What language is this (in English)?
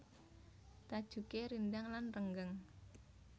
Javanese